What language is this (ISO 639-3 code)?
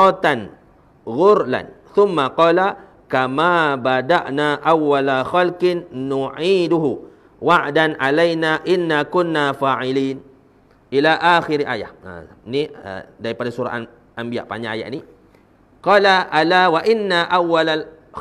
msa